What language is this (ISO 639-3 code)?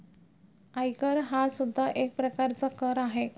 mar